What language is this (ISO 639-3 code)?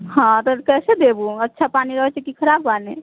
mai